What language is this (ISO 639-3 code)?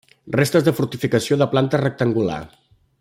cat